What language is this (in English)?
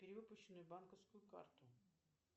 Russian